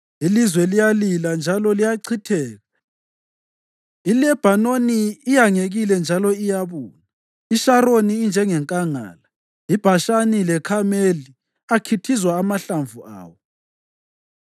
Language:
North Ndebele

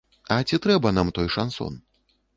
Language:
Belarusian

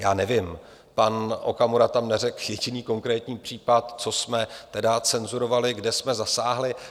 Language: Czech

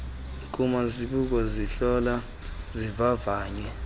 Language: Xhosa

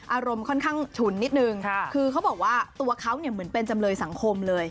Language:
Thai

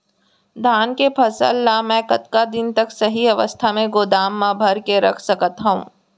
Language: Chhattisgarhi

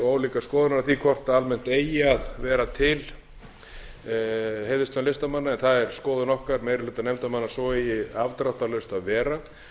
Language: Icelandic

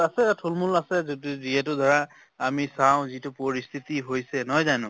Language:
Assamese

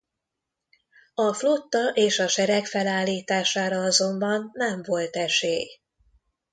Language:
Hungarian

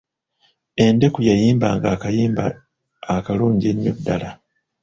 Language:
Ganda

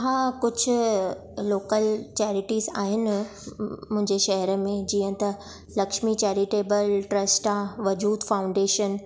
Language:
Sindhi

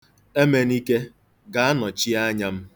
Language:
Igbo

